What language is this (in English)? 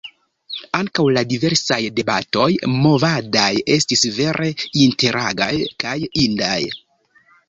Esperanto